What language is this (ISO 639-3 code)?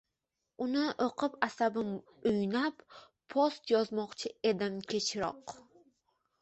uzb